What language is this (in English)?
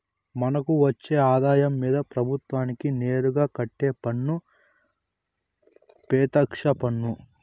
Telugu